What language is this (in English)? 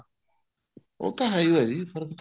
Punjabi